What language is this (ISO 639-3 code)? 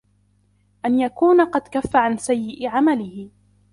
ara